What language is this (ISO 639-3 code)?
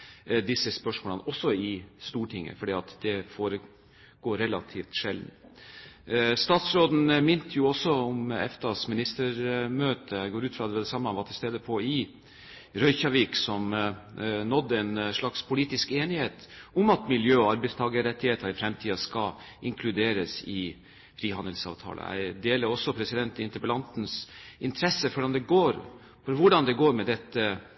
nob